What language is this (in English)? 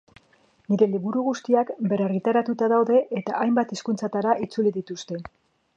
Basque